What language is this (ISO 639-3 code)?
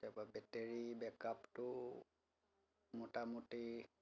asm